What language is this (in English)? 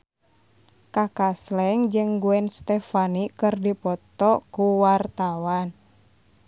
Sundanese